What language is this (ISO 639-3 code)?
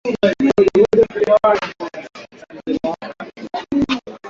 swa